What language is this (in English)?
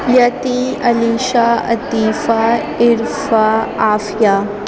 Urdu